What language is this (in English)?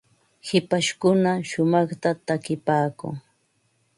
Ambo-Pasco Quechua